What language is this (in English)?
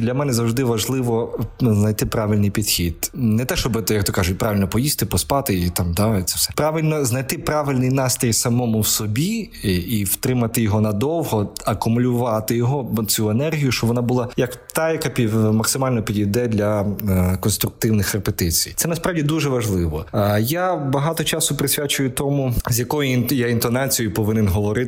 Ukrainian